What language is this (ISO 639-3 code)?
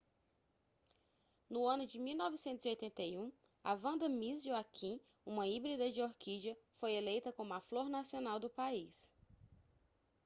por